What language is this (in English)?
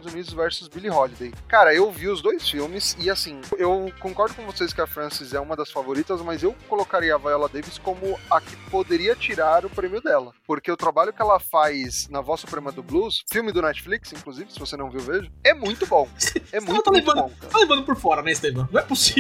Portuguese